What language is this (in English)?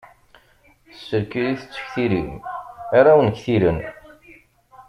Kabyle